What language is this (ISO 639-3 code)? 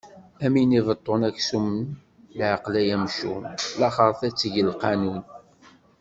kab